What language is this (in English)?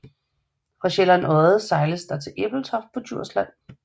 Danish